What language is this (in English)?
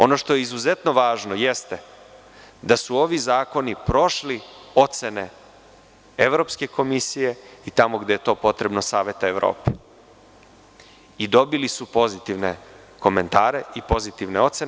Serbian